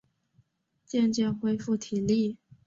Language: Chinese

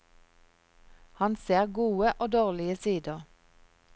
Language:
Norwegian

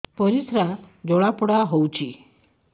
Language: Odia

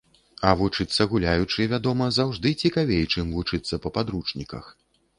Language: Belarusian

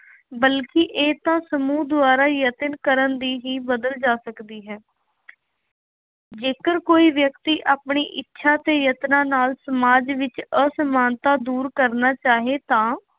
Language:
Punjabi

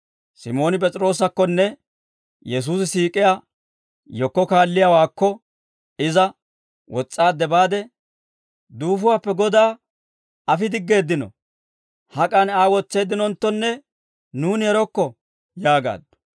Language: Dawro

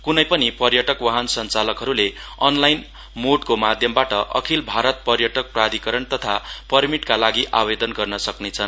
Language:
Nepali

